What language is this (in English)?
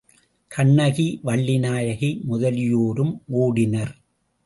Tamil